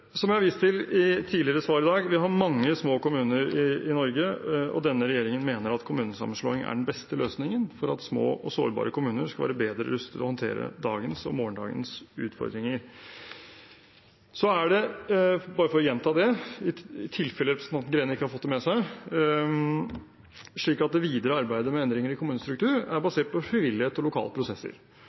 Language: Norwegian Bokmål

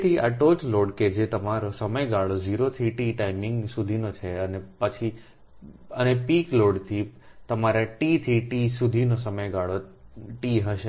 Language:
Gujarati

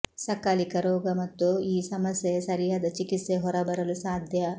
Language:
Kannada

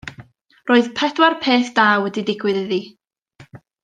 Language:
Welsh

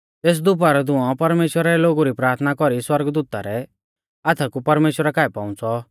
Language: Mahasu Pahari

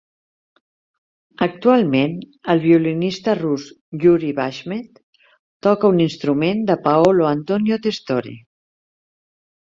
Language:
Catalan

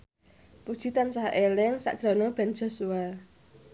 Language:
Javanese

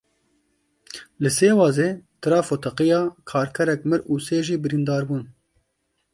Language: Kurdish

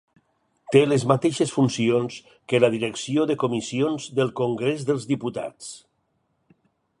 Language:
Catalan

